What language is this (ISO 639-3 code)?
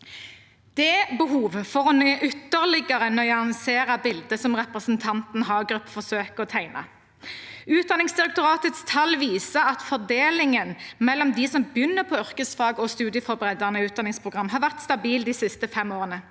nor